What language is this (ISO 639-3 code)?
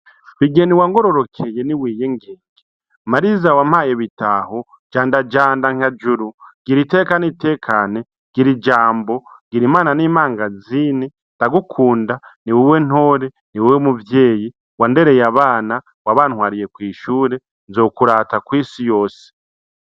run